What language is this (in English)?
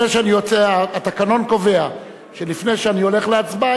Hebrew